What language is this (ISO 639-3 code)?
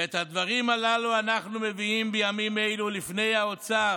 heb